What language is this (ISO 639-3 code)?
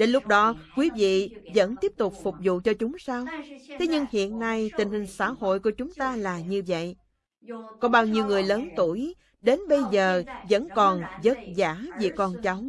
vie